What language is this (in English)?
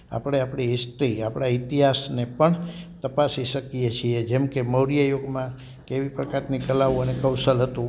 Gujarati